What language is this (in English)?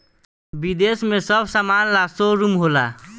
Bhojpuri